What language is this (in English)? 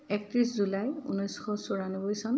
Assamese